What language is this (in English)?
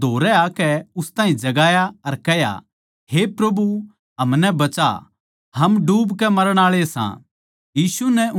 Haryanvi